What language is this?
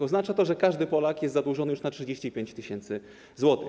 Polish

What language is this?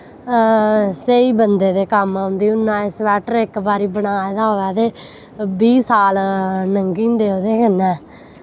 Dogri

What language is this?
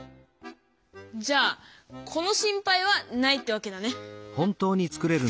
Japanese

